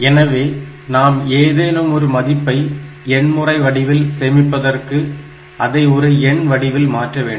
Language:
Tamil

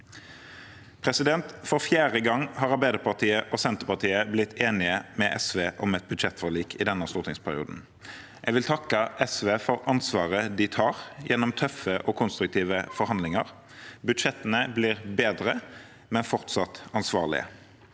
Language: Norwegian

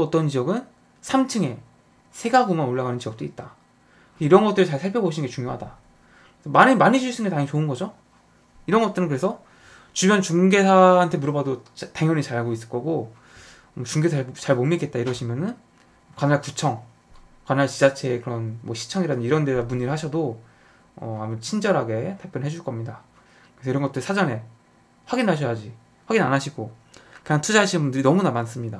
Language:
Korean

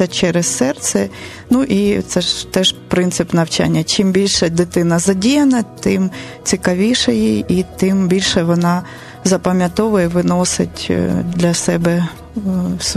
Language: Ukrainian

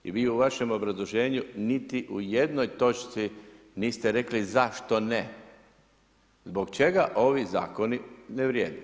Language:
Croatian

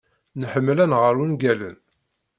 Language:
Kabyle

